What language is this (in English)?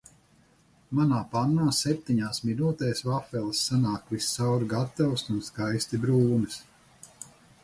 Latvian